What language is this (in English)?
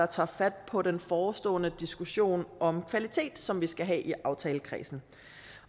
Danish